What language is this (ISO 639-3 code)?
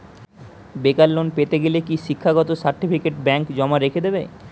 ben